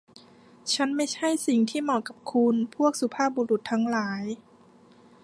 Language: Thai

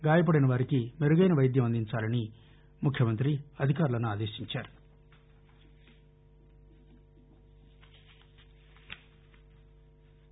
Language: Telugu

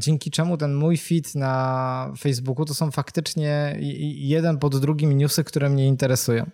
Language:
Polish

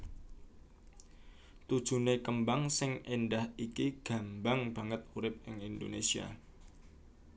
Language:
Javanese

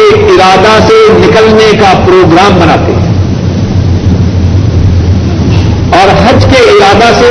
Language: Urdu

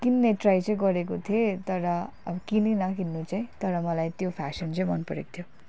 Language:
Nepali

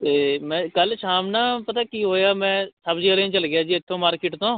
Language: Punjabi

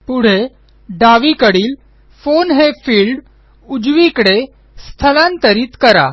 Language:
Marathi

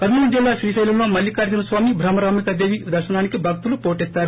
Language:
Telugu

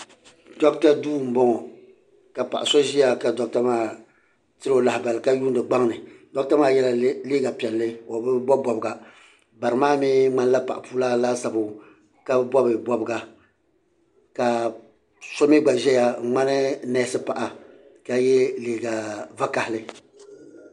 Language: Dagbani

